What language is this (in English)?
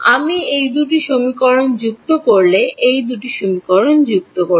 Bangla